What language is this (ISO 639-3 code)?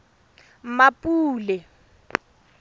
tsn